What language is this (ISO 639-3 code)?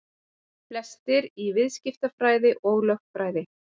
isl